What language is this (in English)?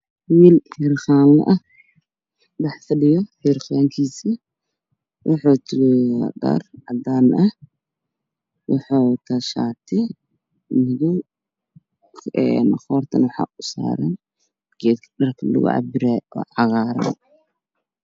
Somali